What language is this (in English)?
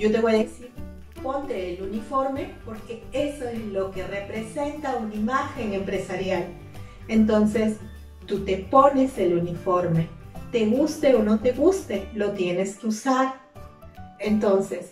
Spanish